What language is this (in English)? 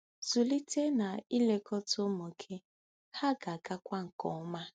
Igbo